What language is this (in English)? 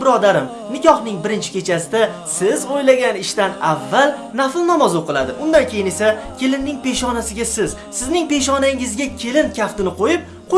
Turkish